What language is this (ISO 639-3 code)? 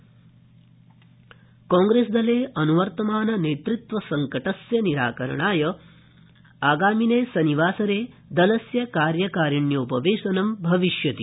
san